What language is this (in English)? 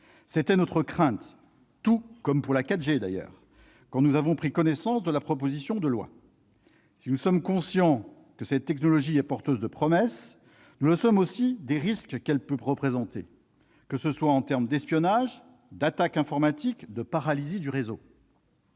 French